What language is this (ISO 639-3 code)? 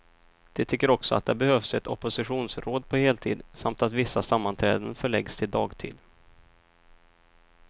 swe